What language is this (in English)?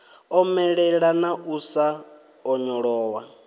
Venda